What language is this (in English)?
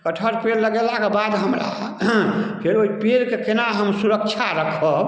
Maithili